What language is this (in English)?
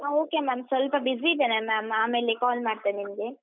Kannada